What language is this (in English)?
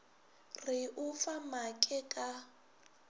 Northern Sotho